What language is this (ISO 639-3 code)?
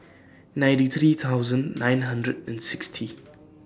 eng